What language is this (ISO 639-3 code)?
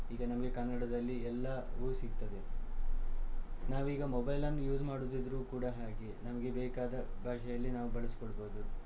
kan